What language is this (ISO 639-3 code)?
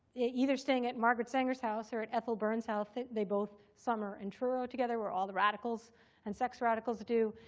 eng